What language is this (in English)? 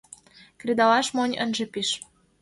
Mari